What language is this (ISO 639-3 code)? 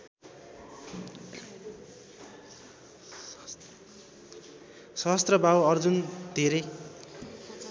nep